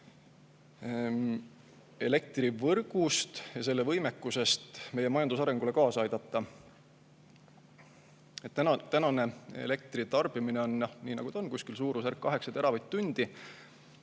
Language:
Estonian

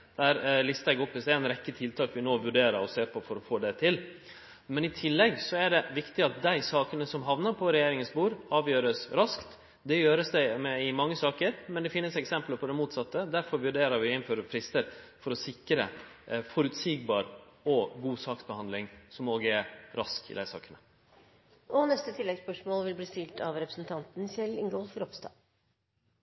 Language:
Norwegian Nynorsk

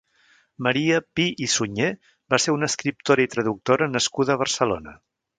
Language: Catalan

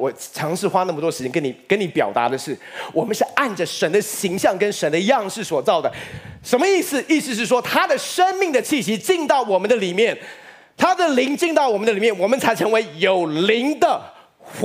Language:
Chinese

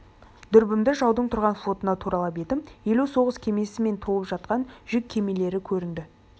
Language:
Kazakh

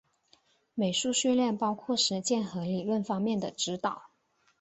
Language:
Chinese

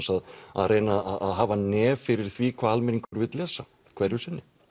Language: Icelandic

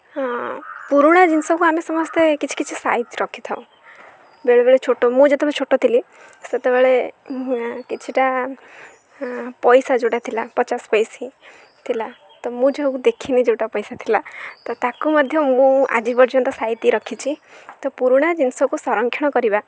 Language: Odia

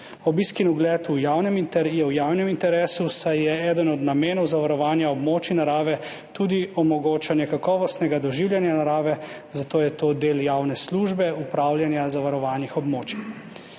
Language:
Slovenian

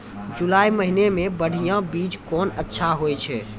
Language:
Maithili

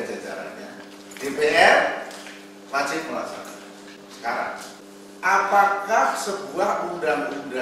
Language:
Indonesian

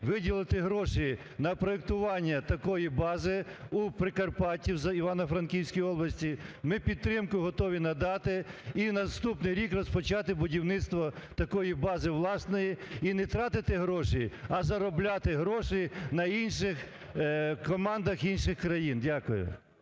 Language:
Ukrainian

